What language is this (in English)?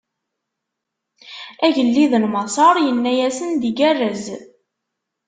Kabyle